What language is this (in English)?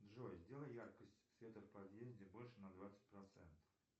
Russian